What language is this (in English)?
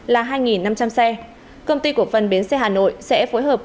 Vietnamese